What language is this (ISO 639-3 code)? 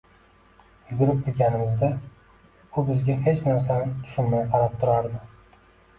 uzb